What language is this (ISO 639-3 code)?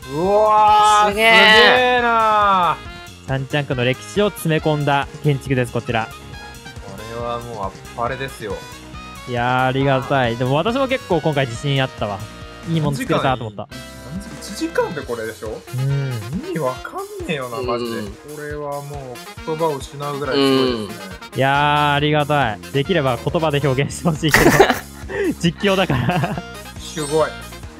jpn